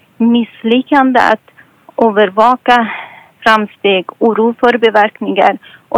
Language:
Swedish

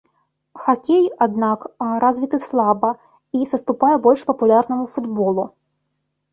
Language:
Belarusian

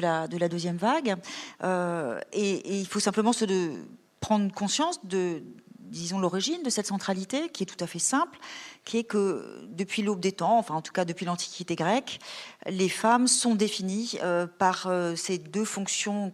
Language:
French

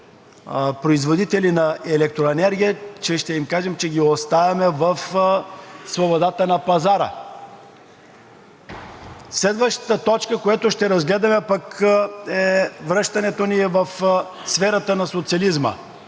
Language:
Bulgarian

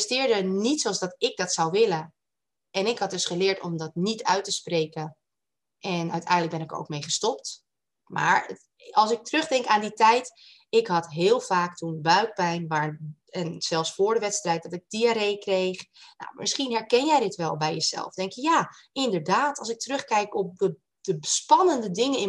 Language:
Dutch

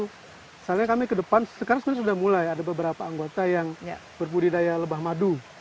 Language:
Indonesian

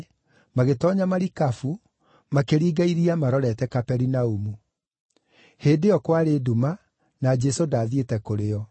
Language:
Kikuyu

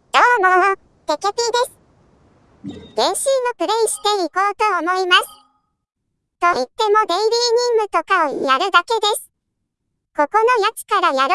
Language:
Japanese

